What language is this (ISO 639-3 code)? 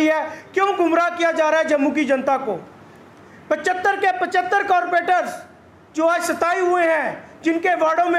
hin